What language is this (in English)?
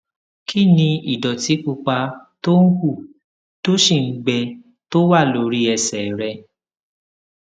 Yoruba